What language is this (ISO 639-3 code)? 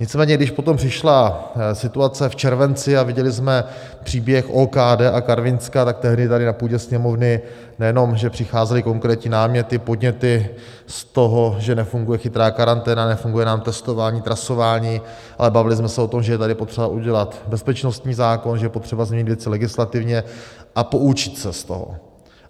ces